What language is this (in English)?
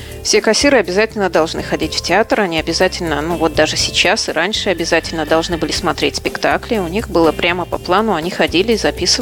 Russian